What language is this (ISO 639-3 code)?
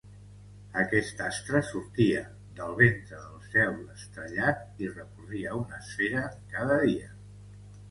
cat